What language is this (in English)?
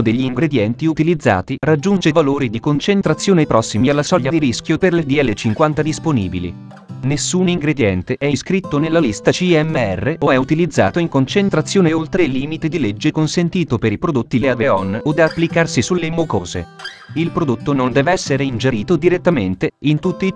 Italian